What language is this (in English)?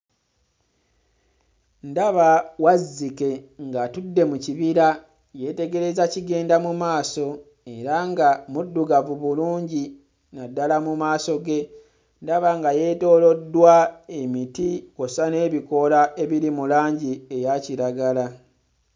Ganda